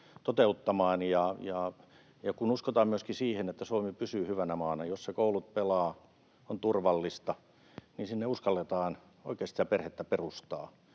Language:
Finnish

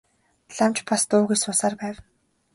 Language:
Mongolian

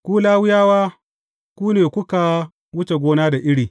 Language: Hausa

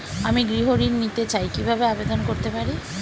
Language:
Bangla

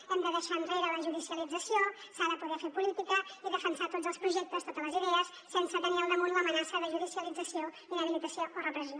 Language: Catalan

